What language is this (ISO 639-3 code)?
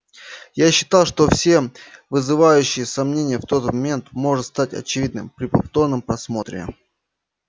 rus